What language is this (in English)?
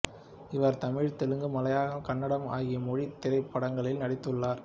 Tamil